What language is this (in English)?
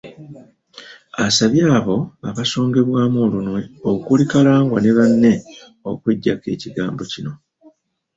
Ganda